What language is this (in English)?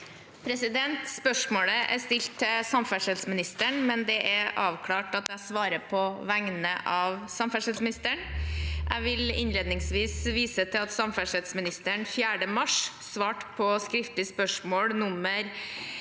Norwegian